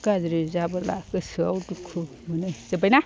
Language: Bodo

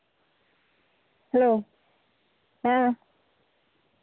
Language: Santali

